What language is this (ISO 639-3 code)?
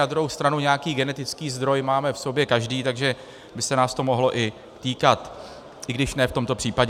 ces